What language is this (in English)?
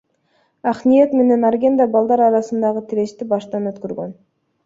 Kyrgyz